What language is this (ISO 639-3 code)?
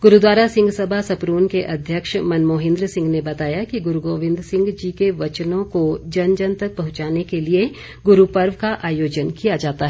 hin